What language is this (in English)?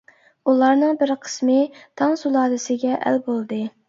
Uyghur